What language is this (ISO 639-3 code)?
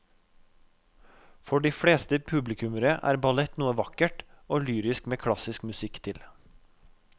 nor